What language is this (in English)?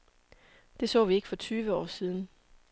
Danish